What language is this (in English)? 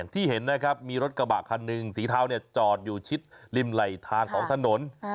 Thai